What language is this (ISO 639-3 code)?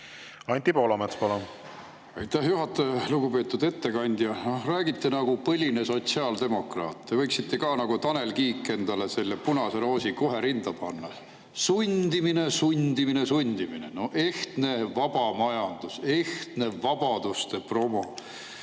est